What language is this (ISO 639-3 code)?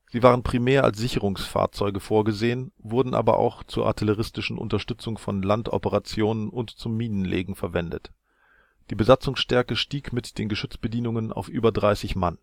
deu